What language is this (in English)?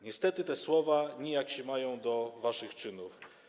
Polish